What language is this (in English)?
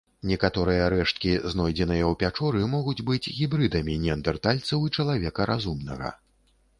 Belarusian